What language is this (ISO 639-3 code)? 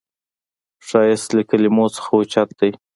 pus